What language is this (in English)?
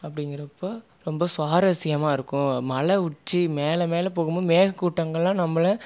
Tamil